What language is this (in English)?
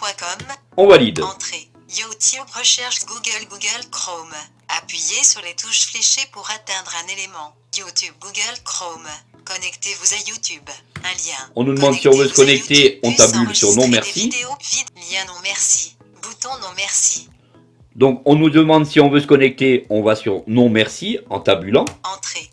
French